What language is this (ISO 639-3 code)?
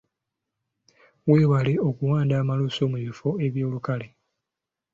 lug